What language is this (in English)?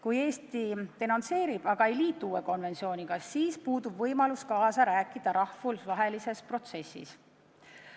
Estonian